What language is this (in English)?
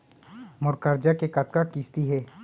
Chhattisgarhi